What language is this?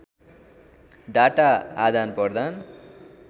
Nepali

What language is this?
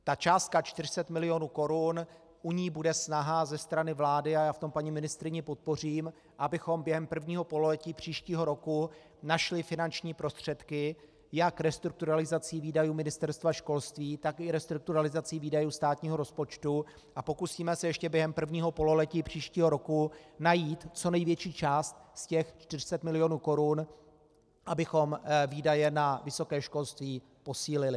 Czech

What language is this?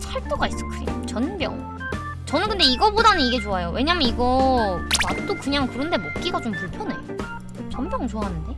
Korean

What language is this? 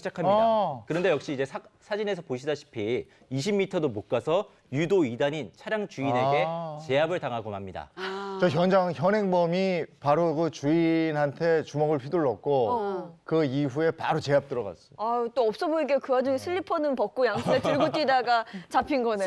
Korean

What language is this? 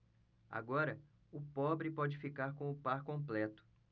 Portuguese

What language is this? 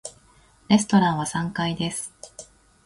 Japanese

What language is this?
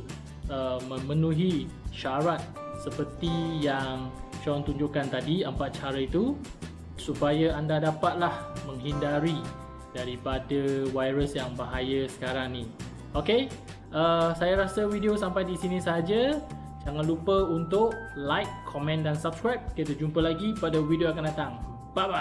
Malay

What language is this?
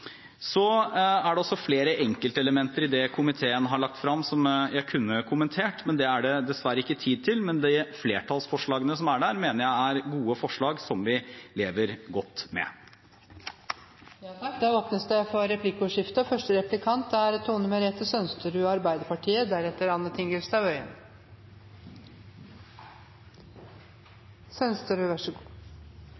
Norwegian Bokmål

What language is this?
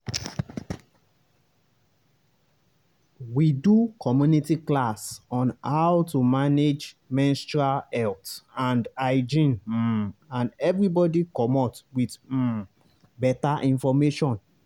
Nigerian Pidgin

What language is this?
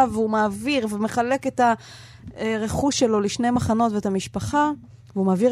Hebrew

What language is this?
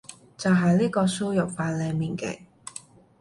Cantonese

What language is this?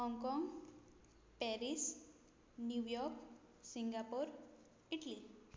Konkani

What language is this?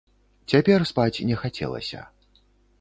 Belarusian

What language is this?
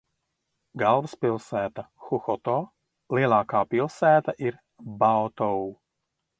Latvian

